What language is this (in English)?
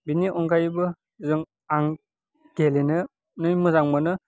Bodo